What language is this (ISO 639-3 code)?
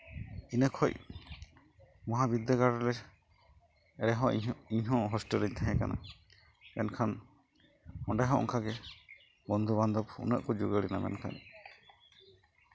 sat